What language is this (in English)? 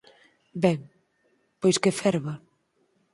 Galician